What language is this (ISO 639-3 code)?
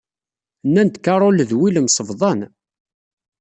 kab